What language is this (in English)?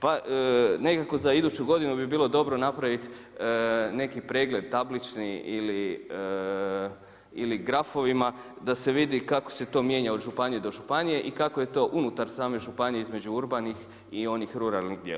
Croatian